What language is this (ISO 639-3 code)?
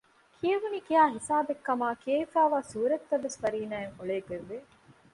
div